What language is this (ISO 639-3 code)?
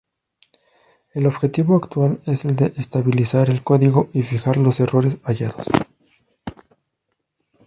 spa